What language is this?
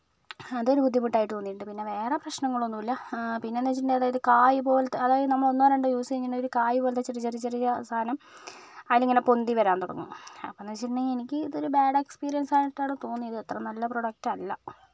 Malayalam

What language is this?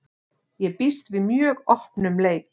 Icelandic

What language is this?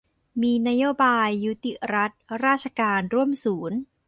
Thai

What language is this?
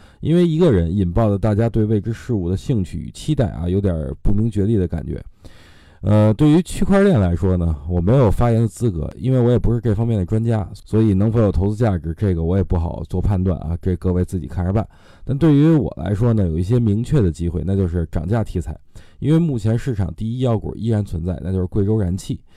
Chinese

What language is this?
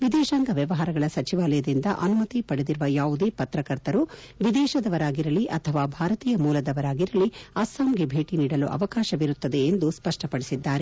Kannada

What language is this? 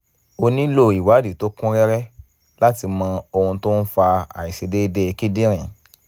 Yoruba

